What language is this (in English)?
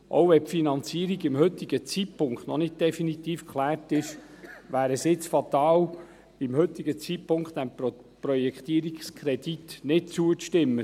Swiss German